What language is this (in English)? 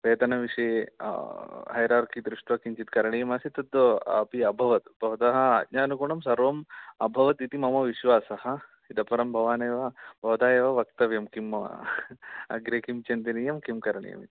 Sanskrit